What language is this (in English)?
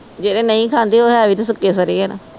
Punjabi